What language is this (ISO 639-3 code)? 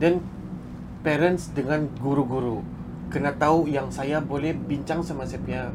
msa